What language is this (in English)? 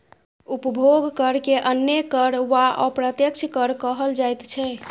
Maithili